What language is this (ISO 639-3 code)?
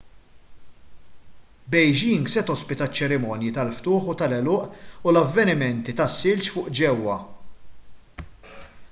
mlt